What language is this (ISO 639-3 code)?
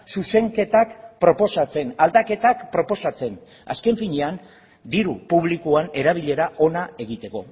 eus